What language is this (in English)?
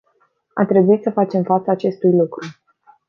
Romanian